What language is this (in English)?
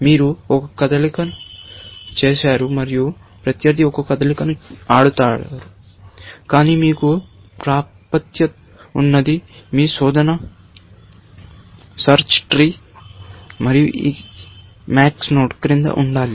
Telugu